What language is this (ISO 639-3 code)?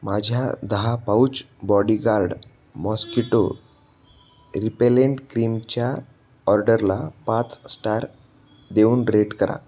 mar